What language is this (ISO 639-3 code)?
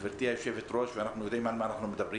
heb